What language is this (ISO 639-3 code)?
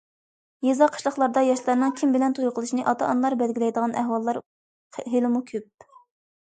uig